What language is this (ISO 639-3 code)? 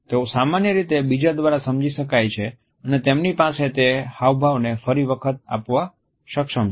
guj